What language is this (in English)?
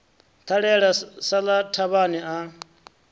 Venda